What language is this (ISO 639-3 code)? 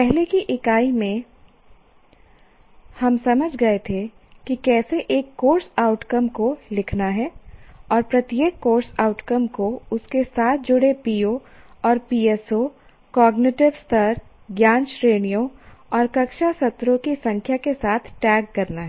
hin